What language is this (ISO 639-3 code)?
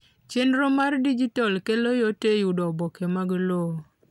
luo